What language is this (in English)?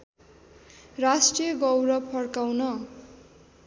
Nepali